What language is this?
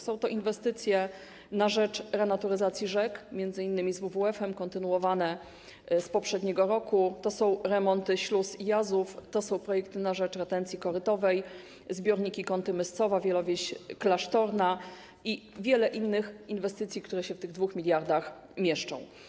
Polish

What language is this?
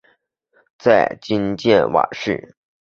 Chinese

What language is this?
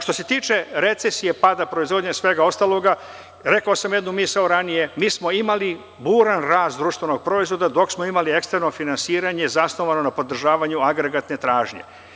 Serbian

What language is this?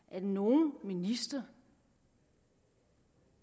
Danish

